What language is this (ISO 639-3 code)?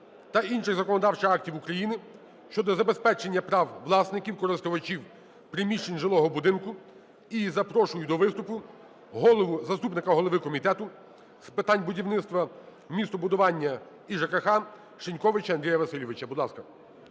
ukr